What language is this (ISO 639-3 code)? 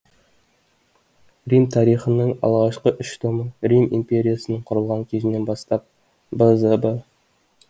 kaz